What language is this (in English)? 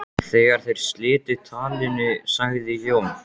Icelandic